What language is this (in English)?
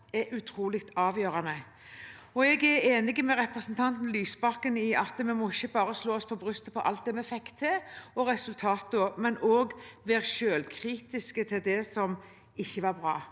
Norwegian